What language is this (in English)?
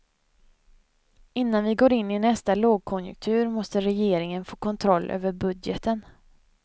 Swedish